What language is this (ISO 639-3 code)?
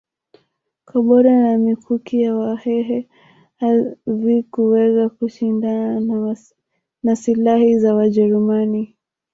swa